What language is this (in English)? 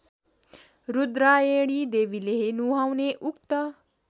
Nepali